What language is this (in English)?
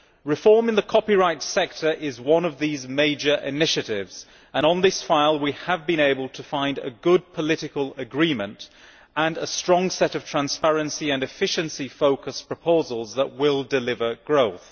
English